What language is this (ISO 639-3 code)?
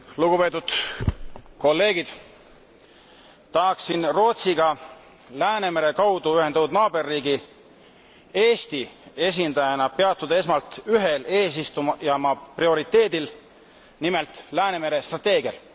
est